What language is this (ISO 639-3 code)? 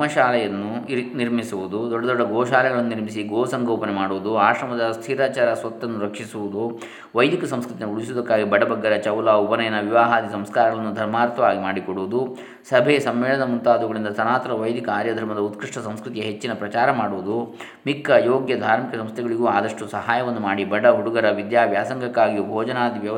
kan